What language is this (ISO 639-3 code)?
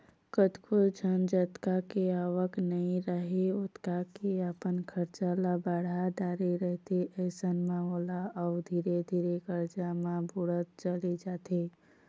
hne